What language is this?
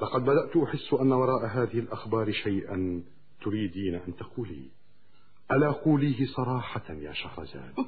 Arabic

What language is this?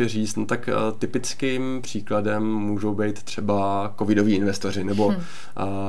Czech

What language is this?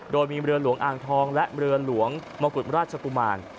Thai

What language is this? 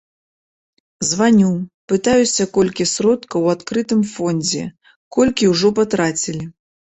Belarusian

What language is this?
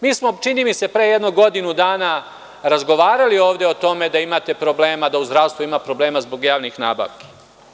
Serbian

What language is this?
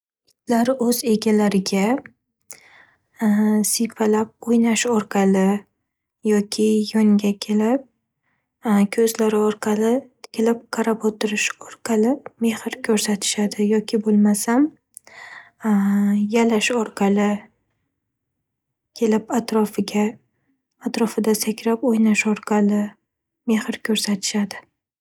Uzbek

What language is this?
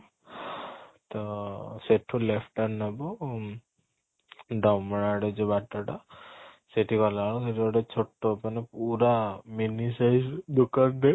Odia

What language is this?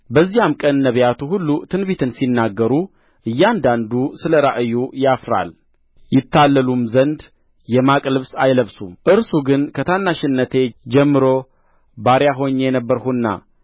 Amharic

